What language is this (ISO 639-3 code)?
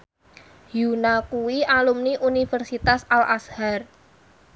jav